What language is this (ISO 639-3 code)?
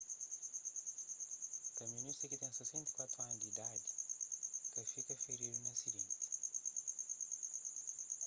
kea